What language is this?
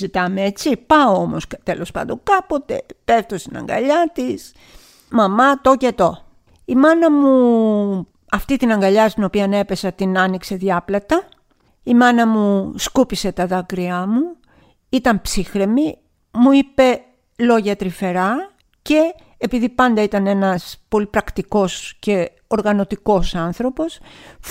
Greek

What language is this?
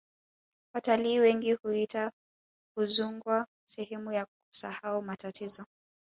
Swahili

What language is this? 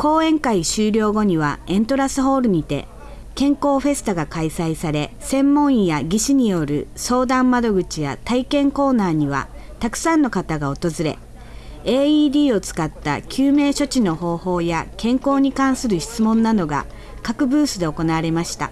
Japanese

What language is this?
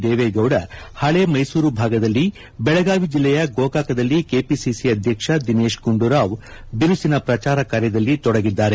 Kannada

